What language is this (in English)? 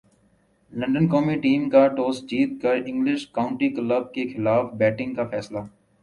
Urdu